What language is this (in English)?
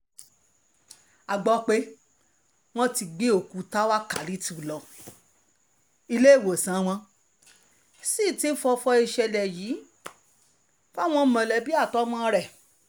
Yoruba